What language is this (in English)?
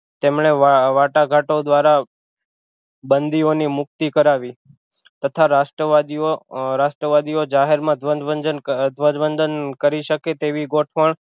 Gujarati